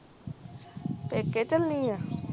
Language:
Punjabi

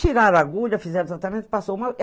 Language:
Portuguese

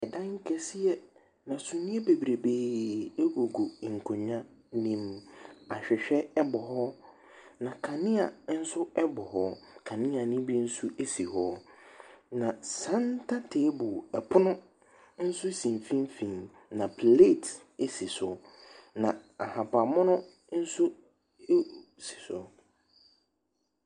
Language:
Akan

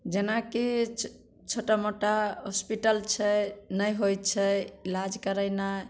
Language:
Maithili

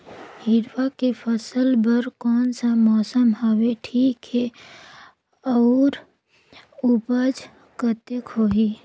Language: Chhattisgarhi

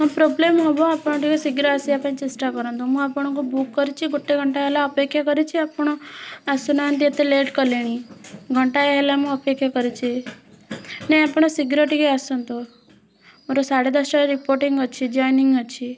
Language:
Odia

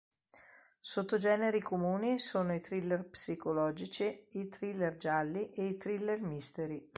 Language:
Italian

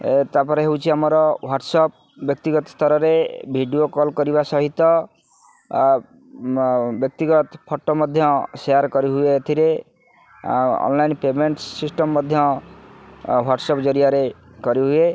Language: Odia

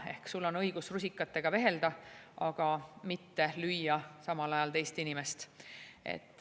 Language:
Estonian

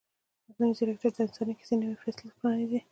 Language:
Pashto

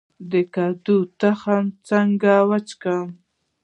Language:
Pashto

